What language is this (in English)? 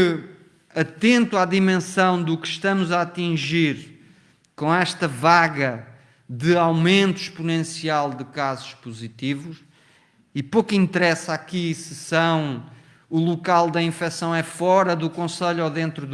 Portuguese